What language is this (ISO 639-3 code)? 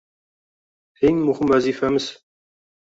uzb